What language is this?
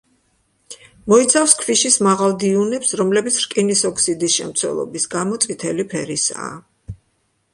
Georgian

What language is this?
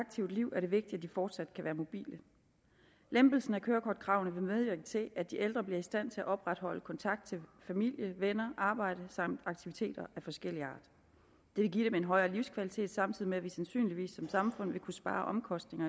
Danish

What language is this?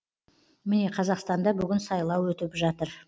Kazakh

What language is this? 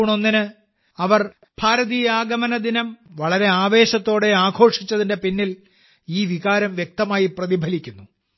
Malayalam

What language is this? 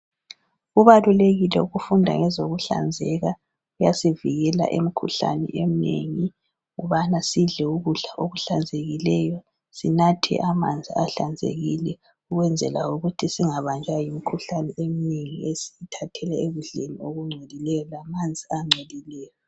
North Ndebele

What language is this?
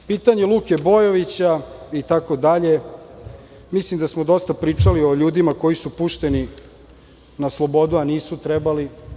Serbian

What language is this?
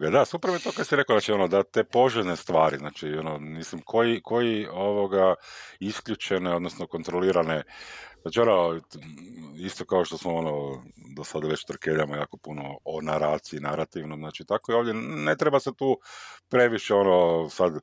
Croatian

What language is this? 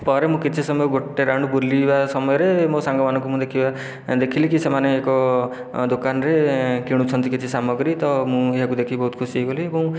Odia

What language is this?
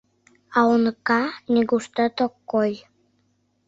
Mari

